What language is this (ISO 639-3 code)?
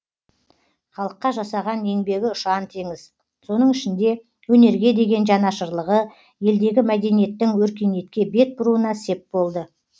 kaz